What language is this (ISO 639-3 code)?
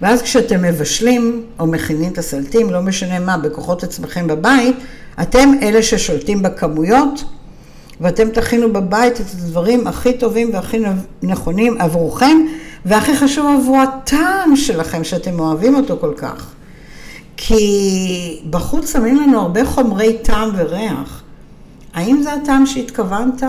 heb